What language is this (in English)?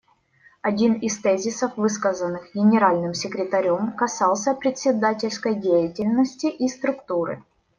Russian